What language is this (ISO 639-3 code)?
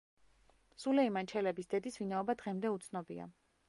kat